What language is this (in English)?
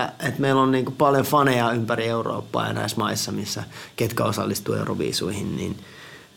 Finnish